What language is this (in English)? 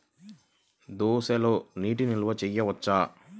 Telugu